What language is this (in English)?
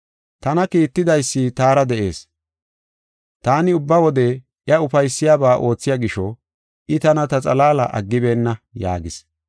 Gofa